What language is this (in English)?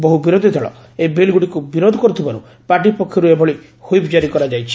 Odia